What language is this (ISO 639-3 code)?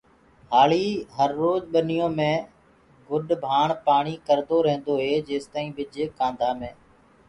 ggg